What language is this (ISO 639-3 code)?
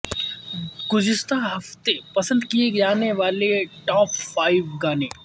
urd